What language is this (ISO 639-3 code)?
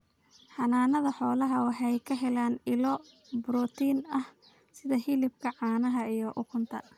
som